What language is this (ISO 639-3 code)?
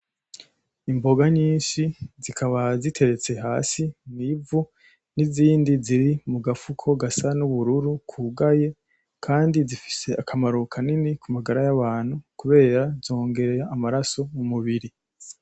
run